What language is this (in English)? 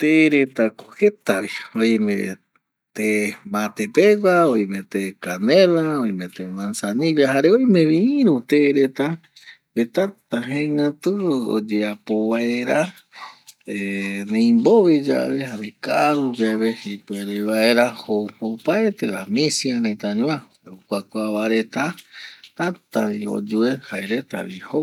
Eastern Bolivian Guaraní